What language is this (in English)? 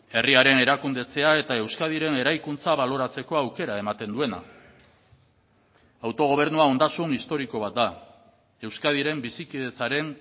Basque